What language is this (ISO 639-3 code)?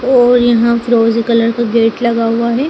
hin